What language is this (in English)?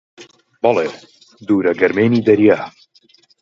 Central Kurdish